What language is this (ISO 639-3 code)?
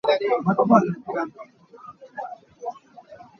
cnh